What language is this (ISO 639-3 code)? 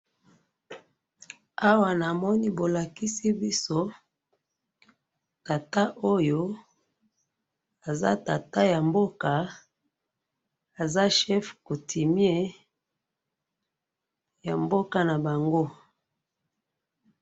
lin